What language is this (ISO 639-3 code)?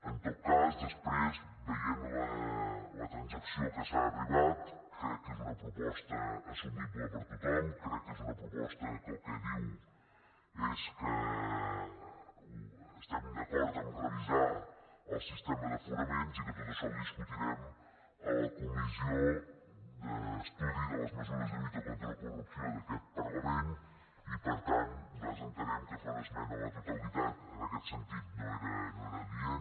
cat